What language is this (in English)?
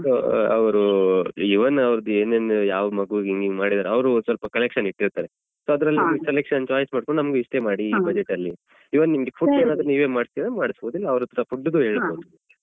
Kannada